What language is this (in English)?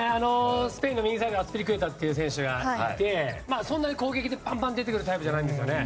Japanese